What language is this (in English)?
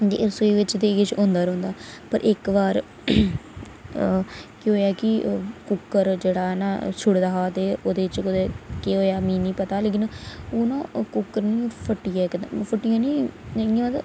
Dogri